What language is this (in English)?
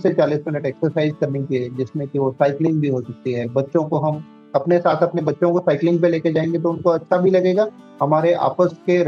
Hindi